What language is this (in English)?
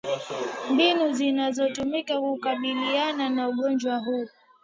Swahili